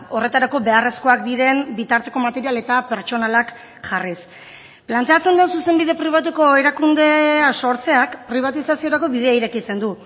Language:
Basque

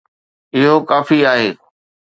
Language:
Sindhi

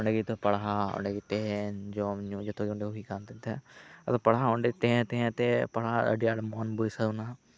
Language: Santali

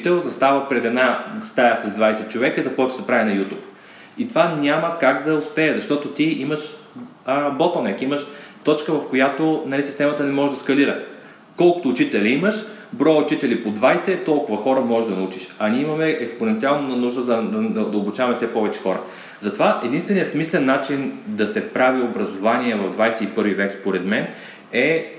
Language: Bulgarian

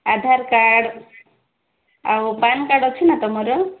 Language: Odia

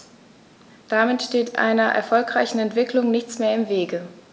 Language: German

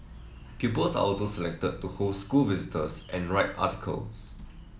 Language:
English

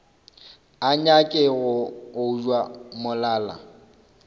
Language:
Northern Sotho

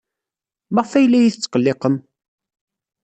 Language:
Kabyle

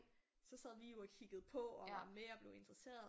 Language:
Danish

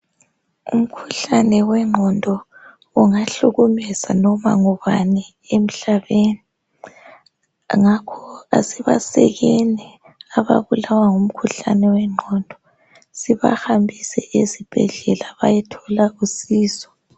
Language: North Ndebele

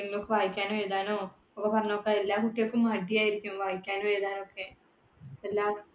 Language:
Malayalam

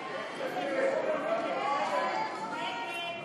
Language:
Hebrew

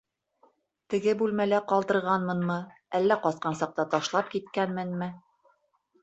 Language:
Bashkir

